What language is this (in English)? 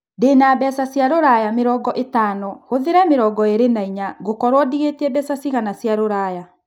Kikuyu